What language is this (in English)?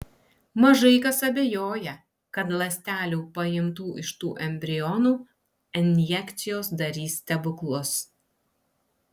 Lithuanian